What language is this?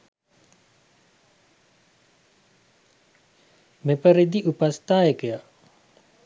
Sinhala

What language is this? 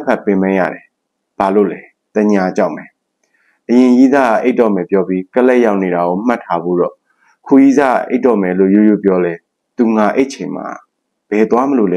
Thai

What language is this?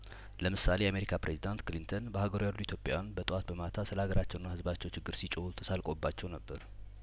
Amharic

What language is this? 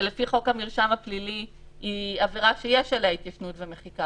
Hebrew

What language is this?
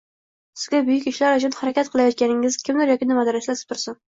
Uzbek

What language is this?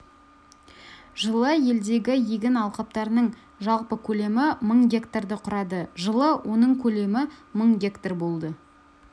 Kazakh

